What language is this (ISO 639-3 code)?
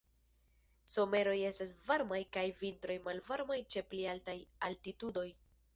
epo